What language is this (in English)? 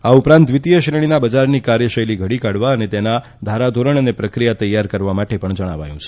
Gujarati